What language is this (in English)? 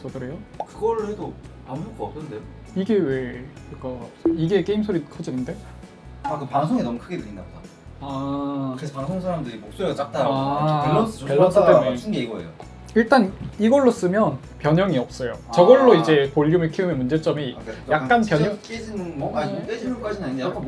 Korean